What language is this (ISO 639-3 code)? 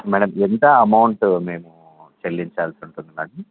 tel